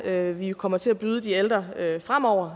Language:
Danish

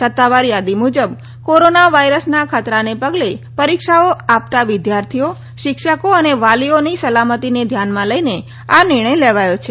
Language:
Gujarati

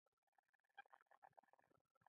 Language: Pashto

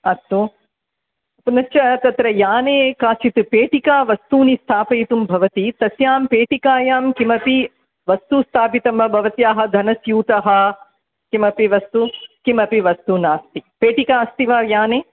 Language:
Sanskrit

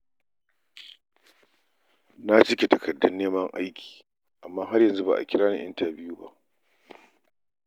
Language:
Hausa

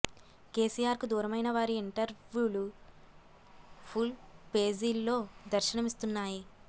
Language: Telugu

